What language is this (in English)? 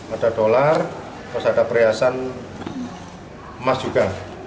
Indonesian